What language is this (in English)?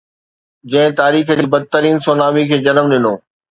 Sindhi